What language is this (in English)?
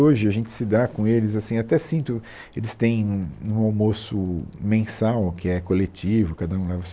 Portuguese